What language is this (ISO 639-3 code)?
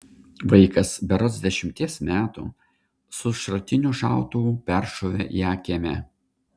lit